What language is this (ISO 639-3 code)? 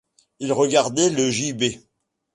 fra